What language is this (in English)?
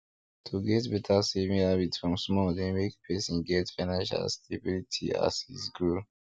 Nigerian Pidgin